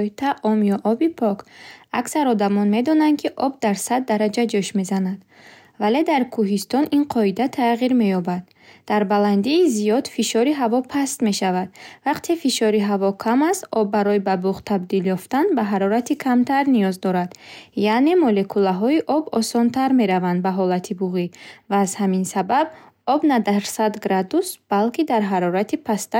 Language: Bukharic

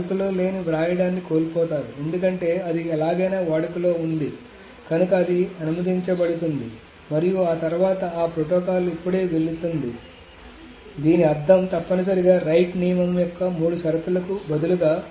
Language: Telugu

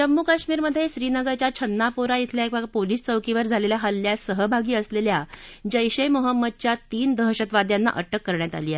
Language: Marathi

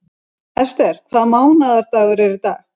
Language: Icelandic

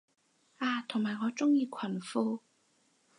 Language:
Cantonese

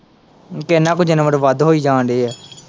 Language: Punjabi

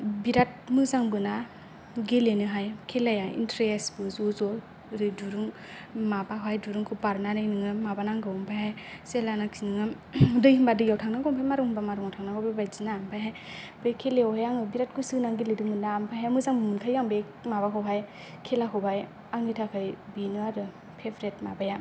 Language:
Bodo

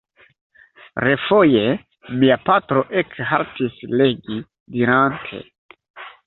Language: Esperanto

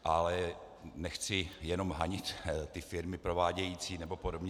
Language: Czech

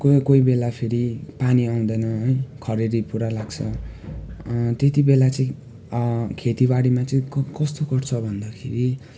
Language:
Nepali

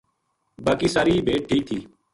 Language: Gujari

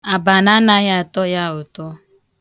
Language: Igbo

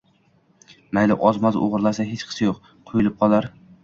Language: Uzbek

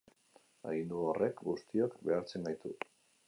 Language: Basque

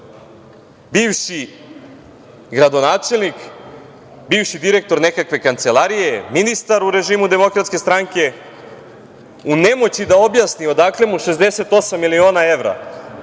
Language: Serbian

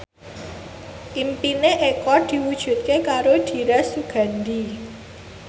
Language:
Javanese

